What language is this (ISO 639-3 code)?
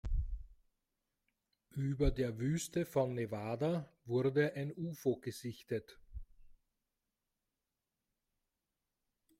deu